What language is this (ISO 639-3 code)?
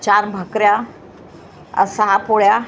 mar